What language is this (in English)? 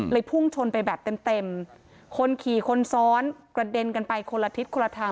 Thai